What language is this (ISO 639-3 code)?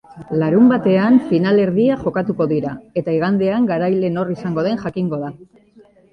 eus